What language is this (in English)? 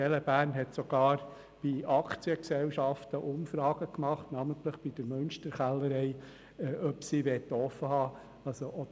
Swiss German